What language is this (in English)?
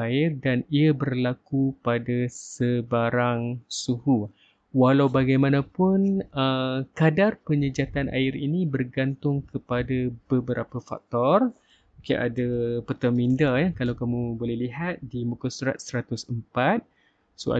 Malay